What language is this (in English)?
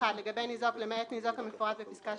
Hebrew